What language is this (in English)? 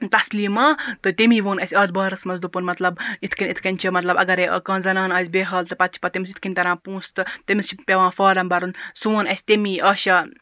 Kashmiri